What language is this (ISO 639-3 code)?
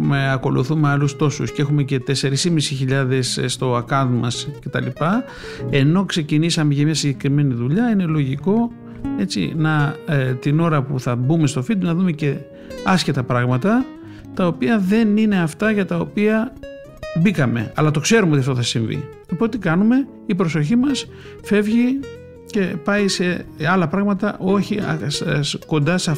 ell